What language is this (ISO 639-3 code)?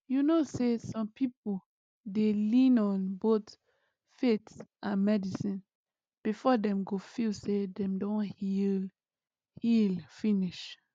pcm